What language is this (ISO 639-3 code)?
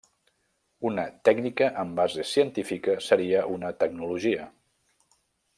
cat